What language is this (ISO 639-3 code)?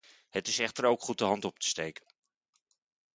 nld